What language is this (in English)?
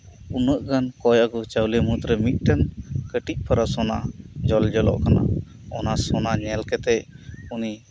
Santali